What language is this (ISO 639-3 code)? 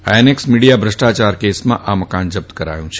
guj